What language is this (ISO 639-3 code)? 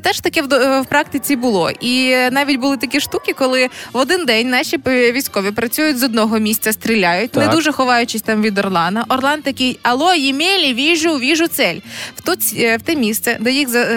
ukr